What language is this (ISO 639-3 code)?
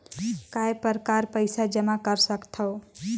hne